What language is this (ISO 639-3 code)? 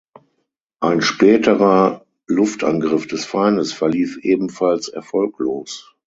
deu